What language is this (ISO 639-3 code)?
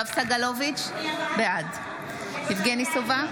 heb